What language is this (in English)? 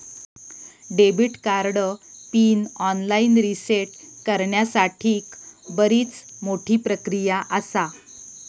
Marathi